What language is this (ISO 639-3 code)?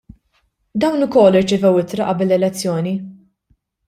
mlt